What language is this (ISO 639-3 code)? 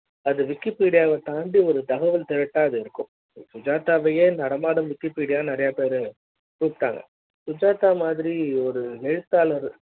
tam